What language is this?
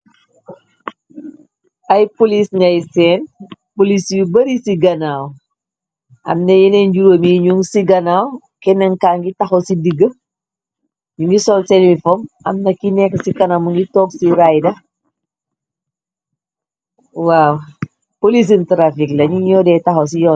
Wolof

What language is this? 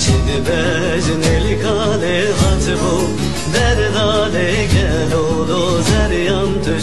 Arabic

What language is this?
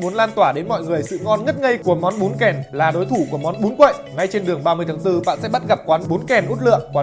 Vietnamese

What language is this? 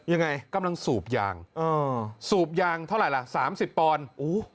Thai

